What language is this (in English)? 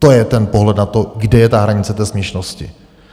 Czech